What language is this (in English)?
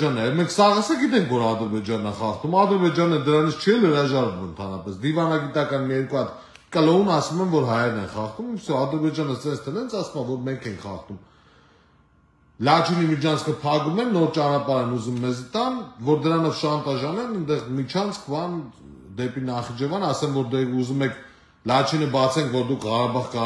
Turkish